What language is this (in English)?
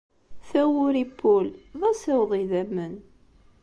Kabyle